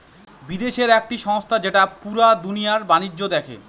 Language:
Bangla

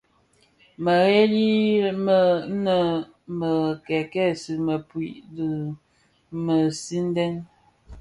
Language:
Bafia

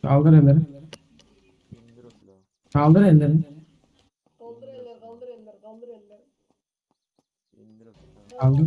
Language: Turkish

